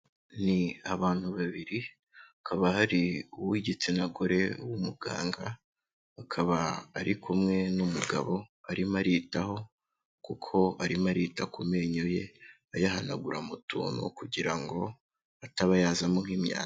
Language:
Kinyarwanda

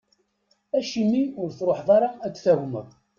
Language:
Kabyle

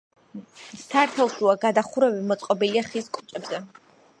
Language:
Georgian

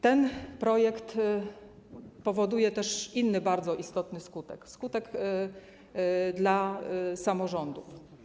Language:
Polish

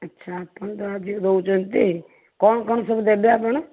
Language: Odia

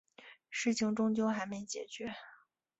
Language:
Chinese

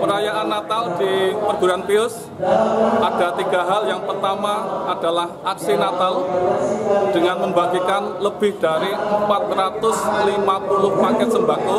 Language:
Indonesian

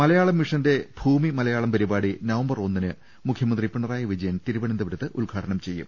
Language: Malayalam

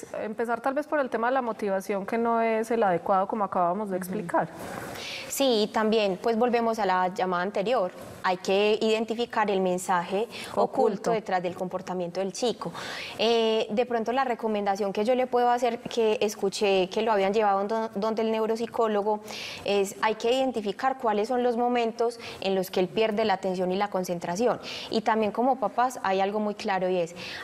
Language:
Spanish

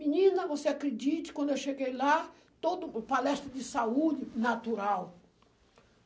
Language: Portuguese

